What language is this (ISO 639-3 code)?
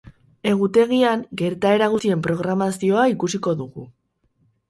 eus